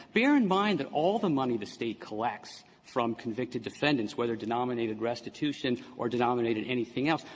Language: English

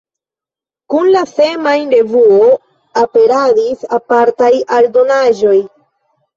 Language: Esperanto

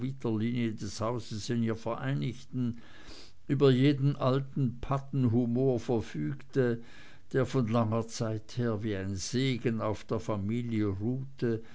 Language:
German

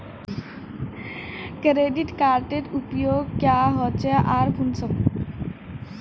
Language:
Magahi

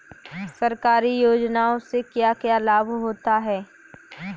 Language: Hindi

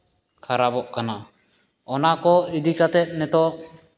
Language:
Santali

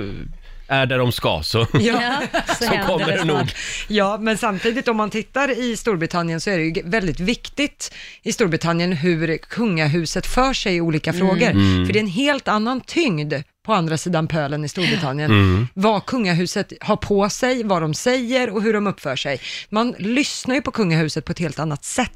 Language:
Swedish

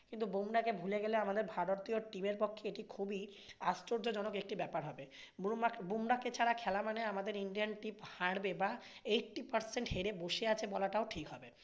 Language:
Bangla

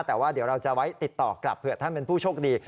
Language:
Thai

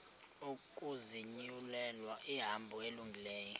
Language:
Xhosa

